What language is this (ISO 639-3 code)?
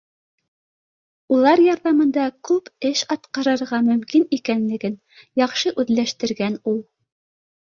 bak